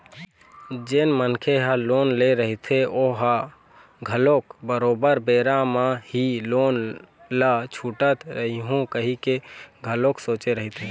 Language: Chhattisgarhi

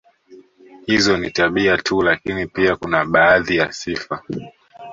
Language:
Swahili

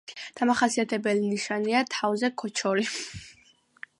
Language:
Georgian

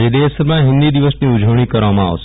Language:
Gujarati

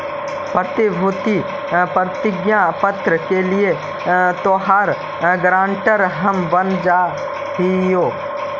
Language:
Magahi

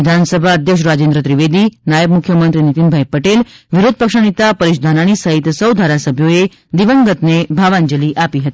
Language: Gujarati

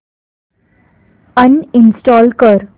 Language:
Marathi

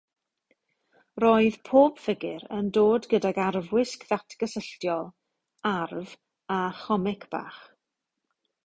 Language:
Welsh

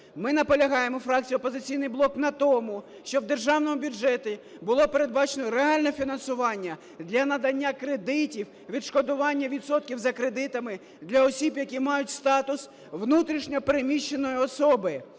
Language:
Ukrainian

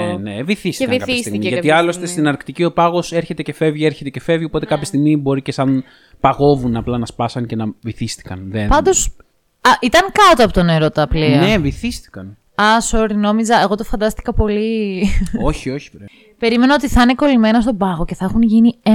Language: Greek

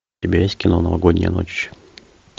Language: Russian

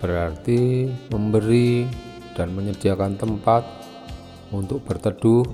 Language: Indonesian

